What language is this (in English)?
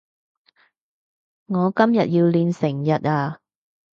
Cantonese